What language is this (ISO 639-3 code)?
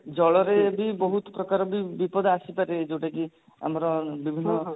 ori